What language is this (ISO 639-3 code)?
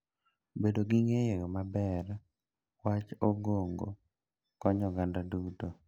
luo